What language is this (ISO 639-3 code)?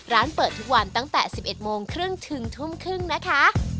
tha